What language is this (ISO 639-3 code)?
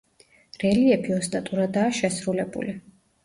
kat